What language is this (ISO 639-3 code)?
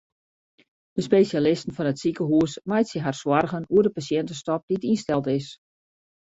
fry